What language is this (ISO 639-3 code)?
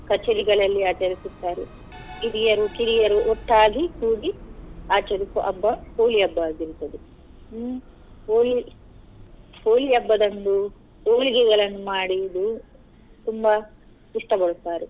kan